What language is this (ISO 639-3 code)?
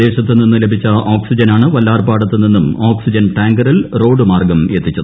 mal